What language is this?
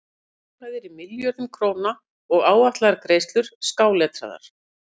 Icelandic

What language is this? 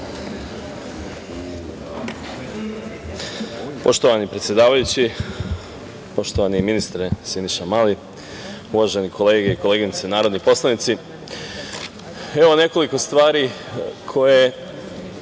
Serbian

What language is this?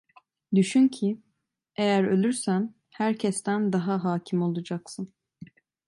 Turkish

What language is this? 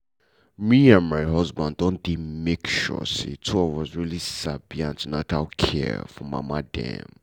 Nigerian Pidgin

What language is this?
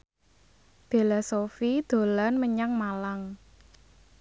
Javanese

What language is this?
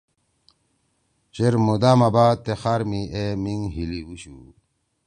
Torwali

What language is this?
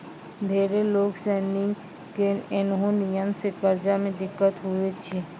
Maithili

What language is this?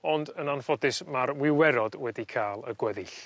Welsh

